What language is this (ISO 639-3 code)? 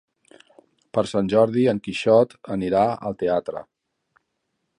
cat